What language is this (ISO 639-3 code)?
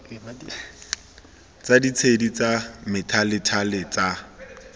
tsn